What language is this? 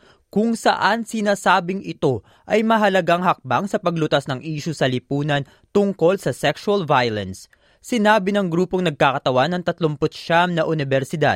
Filipino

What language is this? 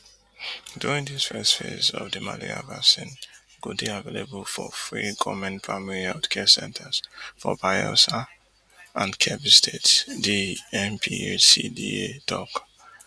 Nigerian Pidgin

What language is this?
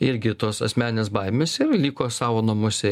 Lithuanian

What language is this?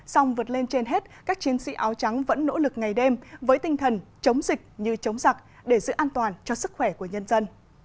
Vietnamese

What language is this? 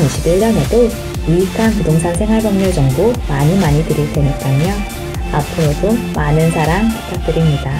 Korean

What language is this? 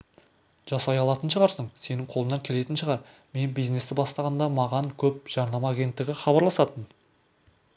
Kazakh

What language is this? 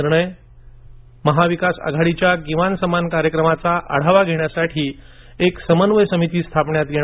Marathi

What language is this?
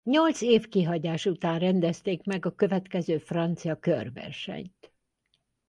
Hungarian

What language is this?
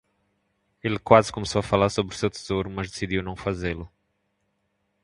Portuguese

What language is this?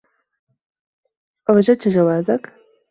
Arabic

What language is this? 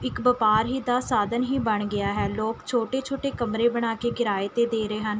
Punjabi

